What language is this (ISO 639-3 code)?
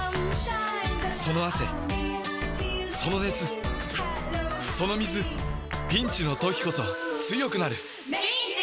jpn